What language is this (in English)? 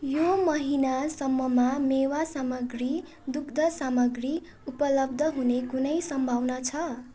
Nepali